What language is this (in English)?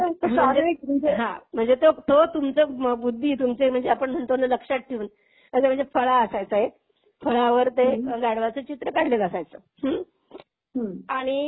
Marathi